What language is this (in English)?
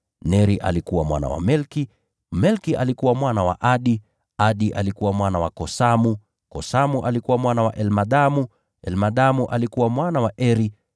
Swahili